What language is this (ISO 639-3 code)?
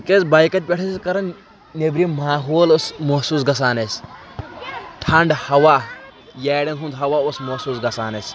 kas